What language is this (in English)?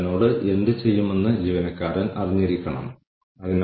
Malayalam